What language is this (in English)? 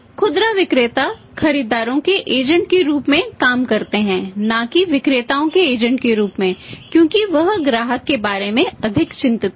Hindi